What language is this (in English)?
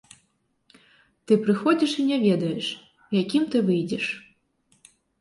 Belarusian